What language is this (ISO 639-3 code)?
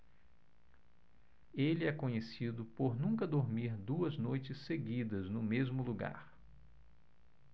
por